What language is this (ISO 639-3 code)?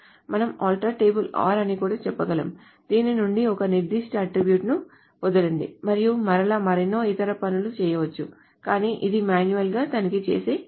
tel